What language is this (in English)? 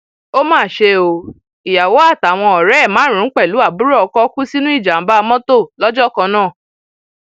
Yoruba